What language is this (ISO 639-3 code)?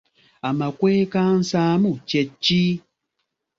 lug